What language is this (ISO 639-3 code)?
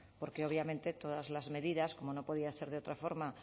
spa